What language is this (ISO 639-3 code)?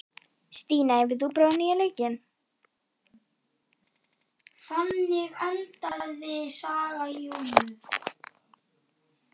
isl